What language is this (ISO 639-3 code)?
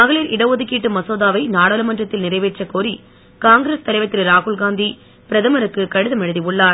tam